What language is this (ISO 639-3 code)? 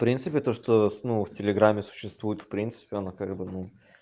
rus